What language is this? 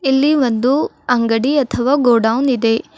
Kannada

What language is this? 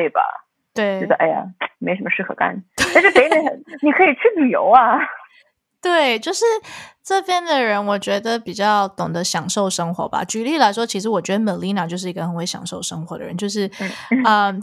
Chinese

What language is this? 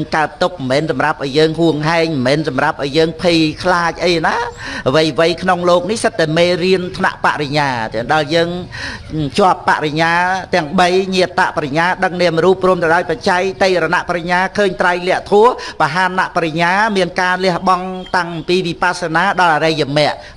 Vietnamese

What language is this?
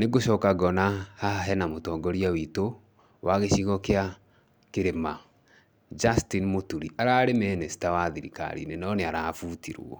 Kikuyu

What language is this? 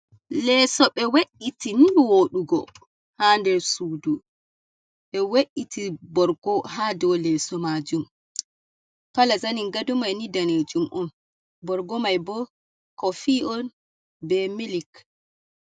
Fula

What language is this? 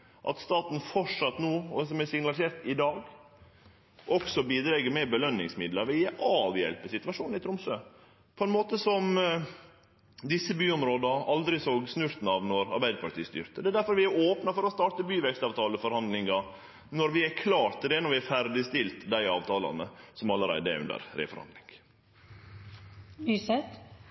Norwegian Nynorsk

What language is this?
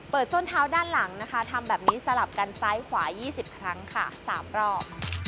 Thai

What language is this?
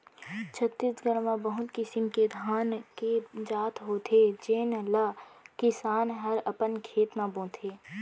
Chhattisgarhi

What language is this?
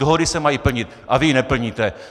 Czech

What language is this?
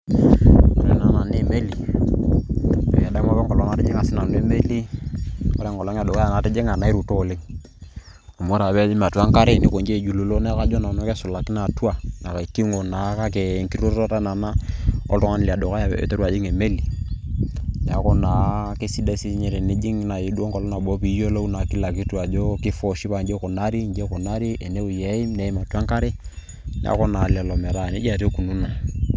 Masai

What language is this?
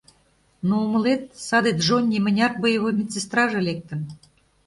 Mari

